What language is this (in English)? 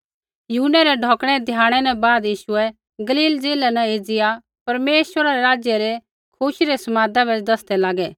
Kullu Pahari